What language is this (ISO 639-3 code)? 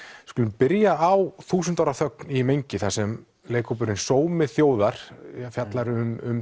isl